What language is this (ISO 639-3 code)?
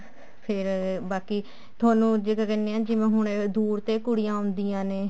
pan